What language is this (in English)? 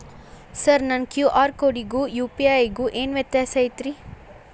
Kannada